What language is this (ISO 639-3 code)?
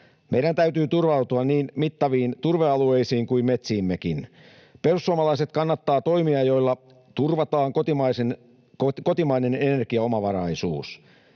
fin